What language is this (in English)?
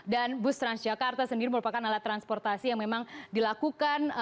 Indonesian